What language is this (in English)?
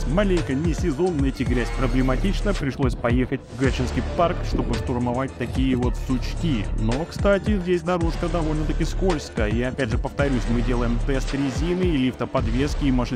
Russian